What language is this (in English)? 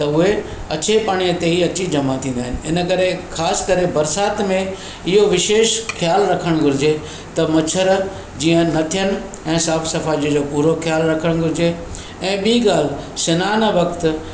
Sindhi